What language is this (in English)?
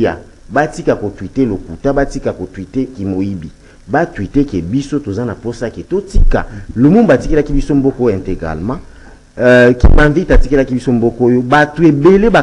French